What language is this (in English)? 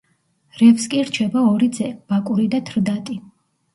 Georgian